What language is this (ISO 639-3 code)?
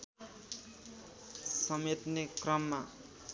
nep